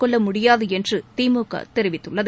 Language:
Tamil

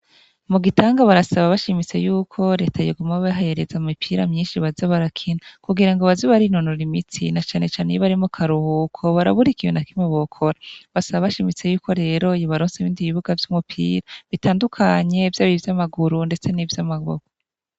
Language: Rundi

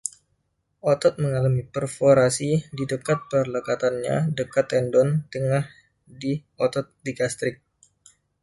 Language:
Indonesian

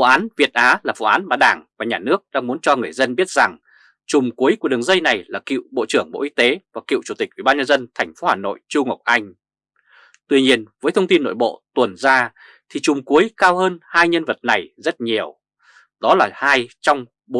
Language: Vietnamese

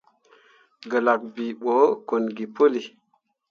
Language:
Mundang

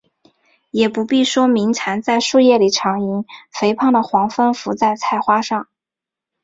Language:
Chinese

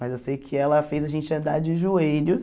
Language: Portuguese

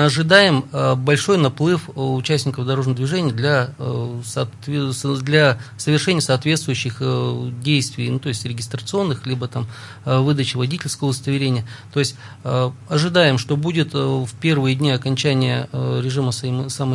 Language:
Russian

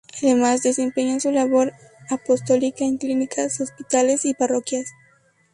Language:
Spanish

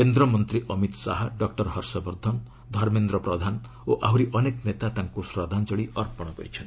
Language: Odia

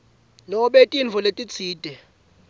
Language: Swati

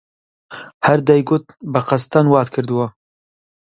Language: Central Kurdish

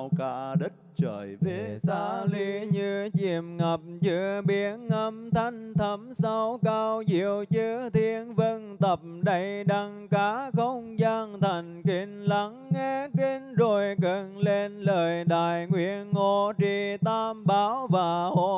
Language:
Vietnamese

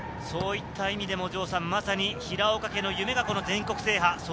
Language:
Japanese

